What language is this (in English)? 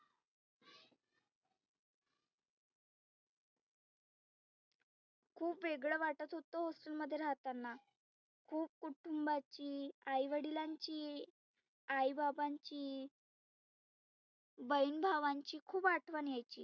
Marathi